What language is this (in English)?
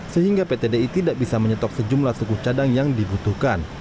Indonesian